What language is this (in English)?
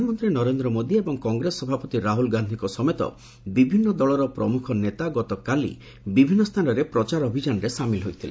Odia